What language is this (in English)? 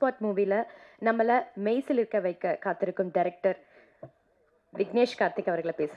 Tamil